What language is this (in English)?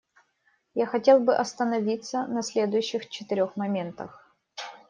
Russian